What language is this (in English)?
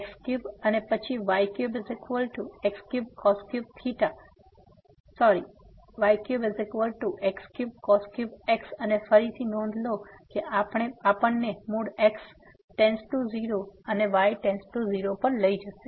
Gujarati